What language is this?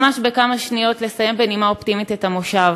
Hebrew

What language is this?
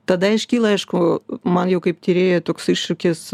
Lithuanian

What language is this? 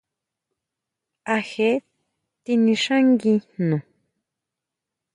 Huautla Mazatec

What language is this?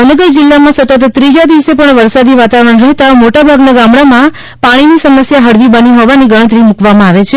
Gujarati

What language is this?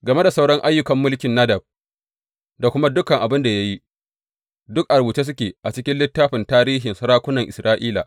Hausa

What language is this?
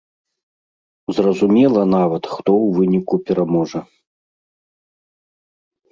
Belarusian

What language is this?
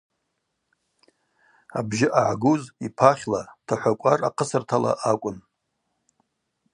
Abaza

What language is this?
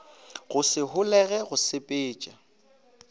Northern Sotho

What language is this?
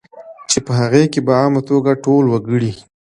Pashto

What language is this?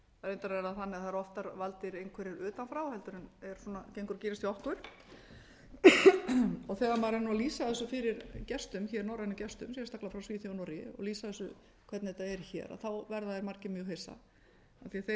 Icelandic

